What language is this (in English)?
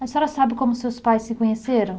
Portuguese